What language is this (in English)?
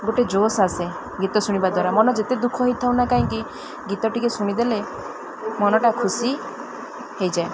Odia